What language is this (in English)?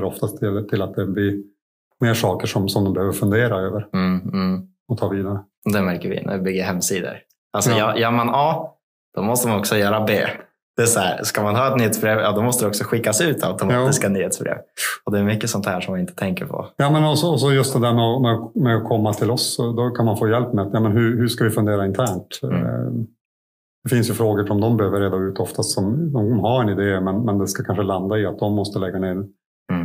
Swedish